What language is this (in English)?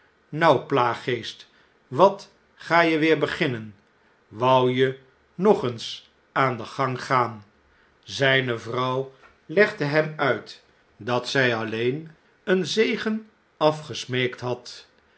Dutch